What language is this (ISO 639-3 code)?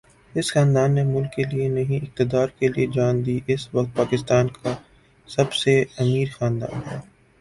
urd